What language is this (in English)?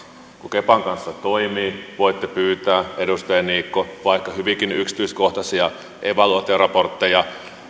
Finnish